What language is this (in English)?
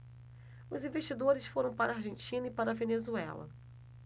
Portuguese